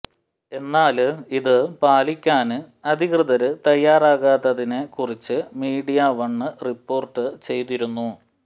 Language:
Malayalam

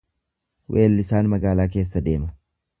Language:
Oromo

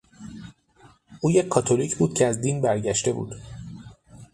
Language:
Persian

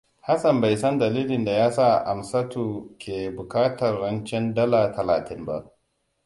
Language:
Hausa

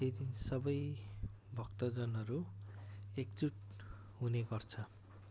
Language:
Nepali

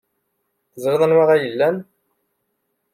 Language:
Kabyle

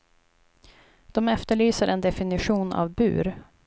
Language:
Swedish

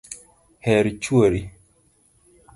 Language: Luo (Kenya and Tanzania)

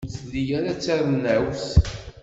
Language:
Kabyle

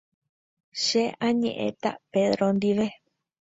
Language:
Guarani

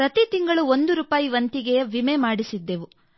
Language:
Kannada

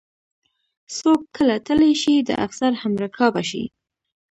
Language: Pashto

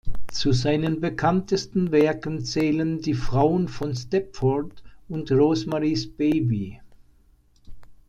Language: German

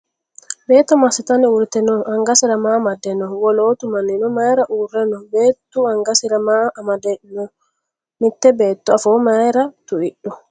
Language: Sidamo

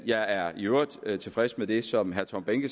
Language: Danish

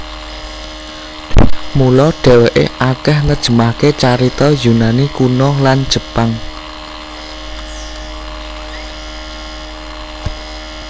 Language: Javanese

